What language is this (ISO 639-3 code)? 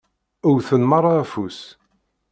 kab